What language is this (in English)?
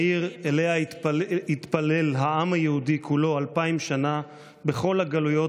Hebrew